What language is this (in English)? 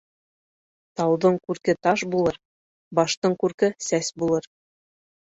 Bashkir